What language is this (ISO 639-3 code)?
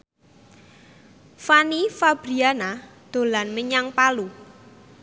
jav